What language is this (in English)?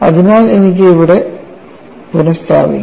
Malayalam